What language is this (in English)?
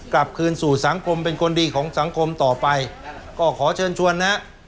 Thai